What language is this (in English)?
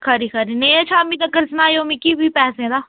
Dogri